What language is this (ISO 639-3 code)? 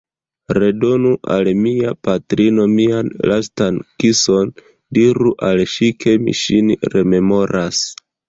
epo